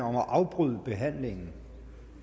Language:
Danish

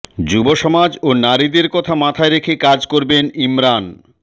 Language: Bangla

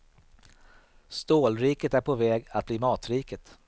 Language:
Swedish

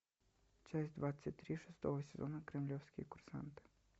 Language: Russian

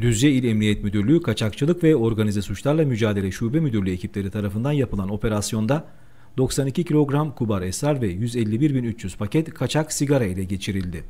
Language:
Turkish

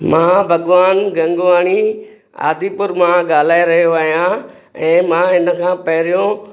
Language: Sindhi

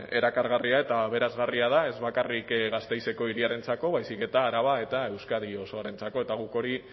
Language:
Basque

